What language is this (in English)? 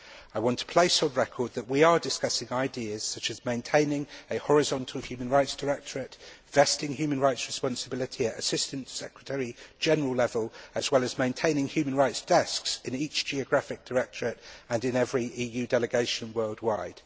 English